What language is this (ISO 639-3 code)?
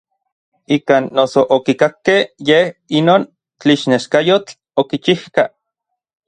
nlv